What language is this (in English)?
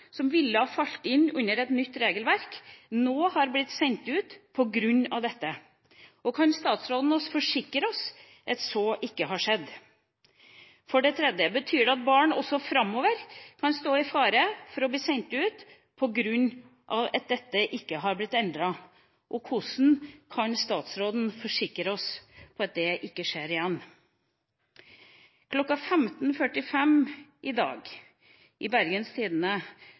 Norwegian Bokmål